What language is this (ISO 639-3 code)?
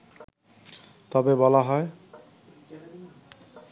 ben